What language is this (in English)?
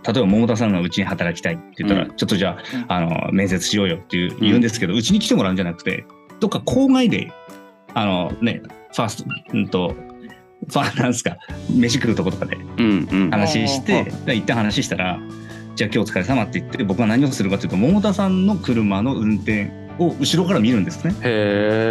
Japanese